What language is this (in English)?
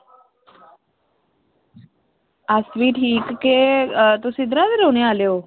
Dogri